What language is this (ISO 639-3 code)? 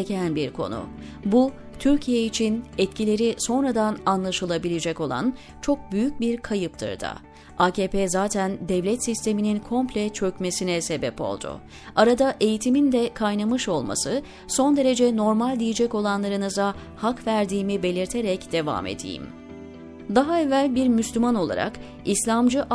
tur